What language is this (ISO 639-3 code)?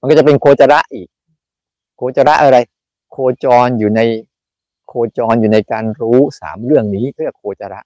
tha